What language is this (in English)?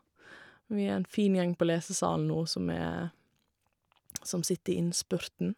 Norwegian